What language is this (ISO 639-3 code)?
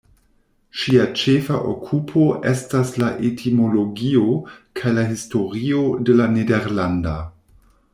epo